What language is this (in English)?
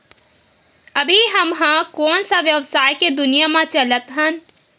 Chhattisgarhi